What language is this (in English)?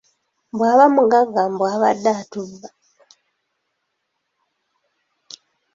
Ganda